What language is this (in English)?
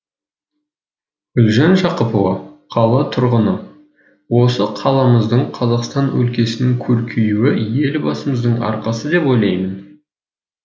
Kazakh